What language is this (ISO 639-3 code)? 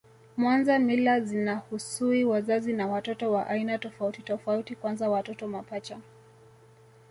swa